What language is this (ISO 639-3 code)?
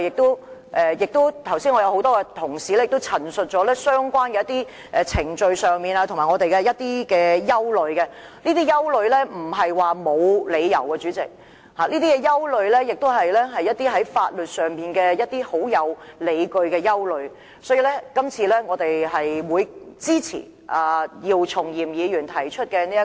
yue